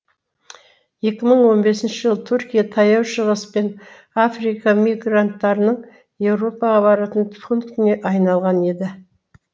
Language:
Kazakh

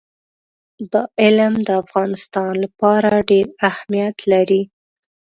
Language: Pashto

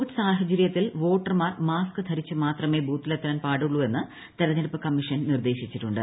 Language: Malayalam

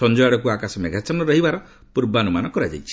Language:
Odia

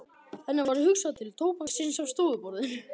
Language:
Icelandic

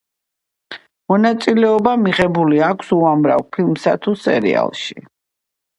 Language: Georgian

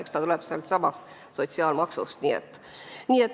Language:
Estonian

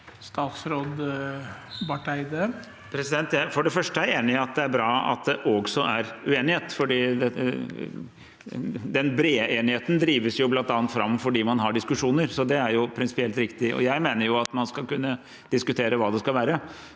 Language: Norwegian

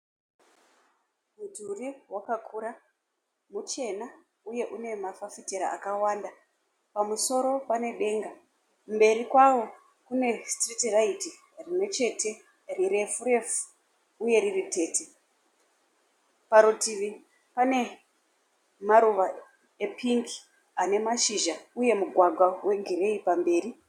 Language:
Shona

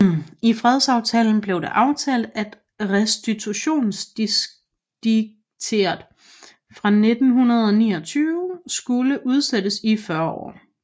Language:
Danish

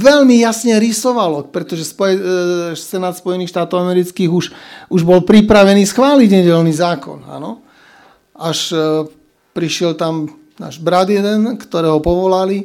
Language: Slovak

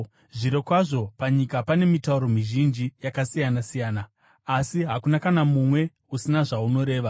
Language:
Shona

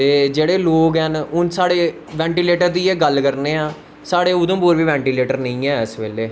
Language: Dogri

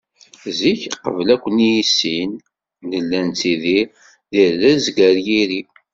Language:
Kabyle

